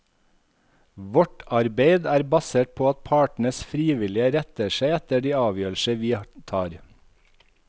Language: Norwegian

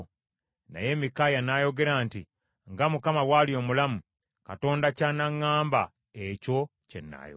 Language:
Ganda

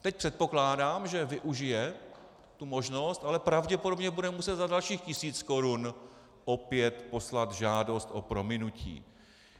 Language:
Czech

